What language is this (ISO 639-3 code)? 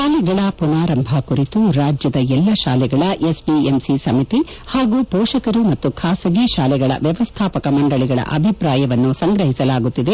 kan